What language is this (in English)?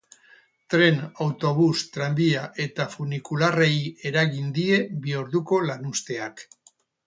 Basque